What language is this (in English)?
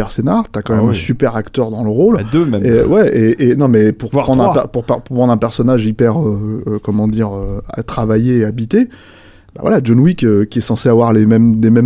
French